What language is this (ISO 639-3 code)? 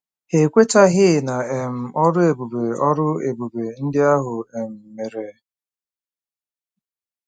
ibo